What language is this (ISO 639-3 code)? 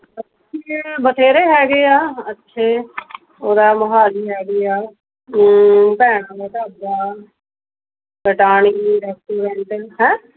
pan